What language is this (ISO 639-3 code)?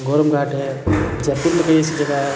hin